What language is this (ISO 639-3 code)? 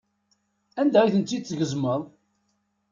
kab